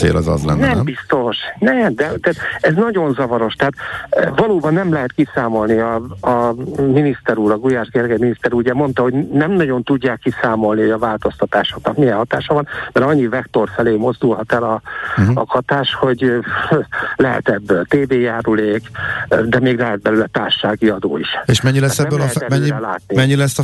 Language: Hungarian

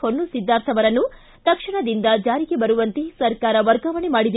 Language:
Kannada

